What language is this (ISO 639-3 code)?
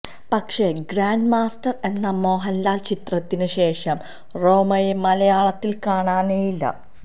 mal